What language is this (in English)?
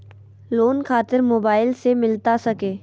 Magahi